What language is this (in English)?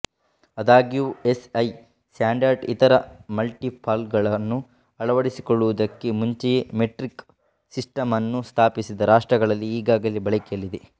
Kannada